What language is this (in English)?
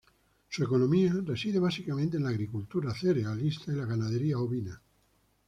Spanish